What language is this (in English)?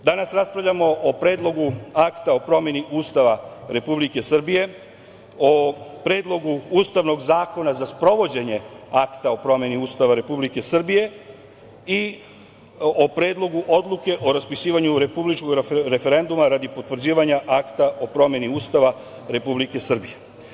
Serbian